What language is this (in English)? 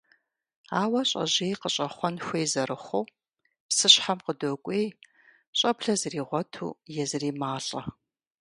Kabardian